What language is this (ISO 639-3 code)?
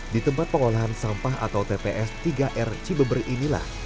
ind